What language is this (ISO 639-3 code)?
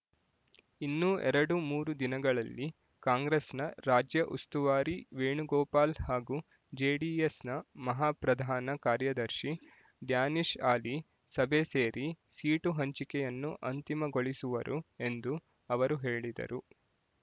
kan